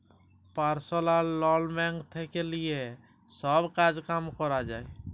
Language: Bangla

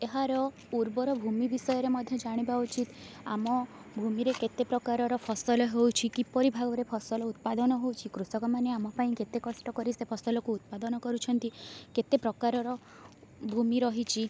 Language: Odia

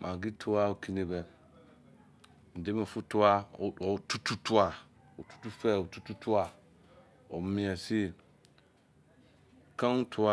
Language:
Izon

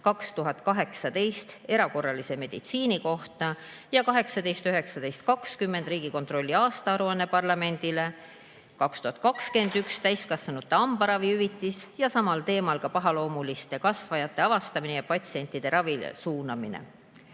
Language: Estonian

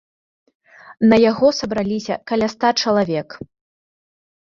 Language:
Belarusian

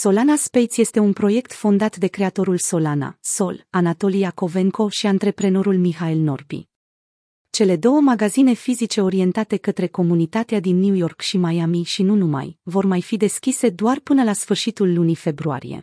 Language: Romanian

